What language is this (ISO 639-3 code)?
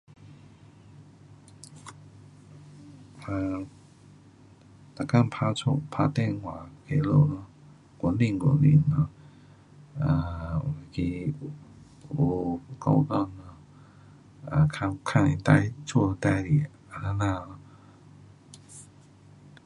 cpx